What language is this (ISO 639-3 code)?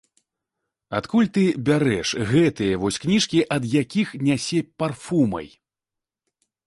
bel